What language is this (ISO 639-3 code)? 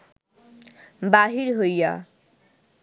ben